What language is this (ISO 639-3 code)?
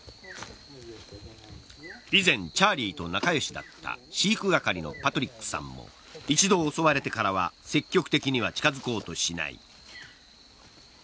jpn